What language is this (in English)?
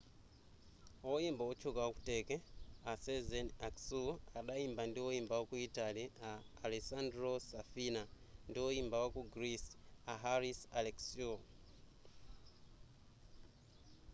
Nyanja